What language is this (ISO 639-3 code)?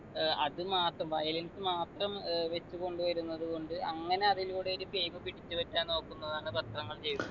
mal